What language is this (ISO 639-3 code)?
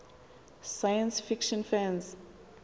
xho